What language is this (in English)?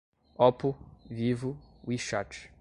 Portuguese